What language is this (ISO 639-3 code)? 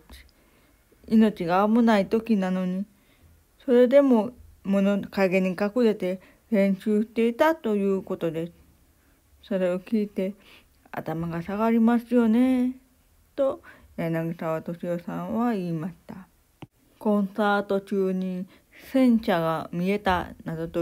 jpn